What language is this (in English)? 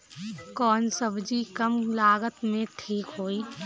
Bhojpuri